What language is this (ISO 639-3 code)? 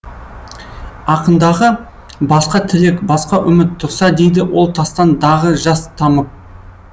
kaz